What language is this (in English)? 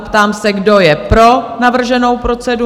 Czech